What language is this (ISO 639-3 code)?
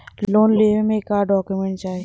bho